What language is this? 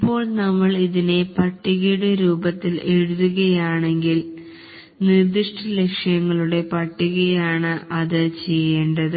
Malayalam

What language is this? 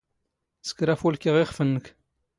Standard Moroccan Tamazight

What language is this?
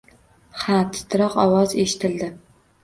Uzbek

